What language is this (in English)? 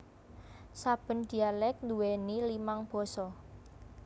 Javanese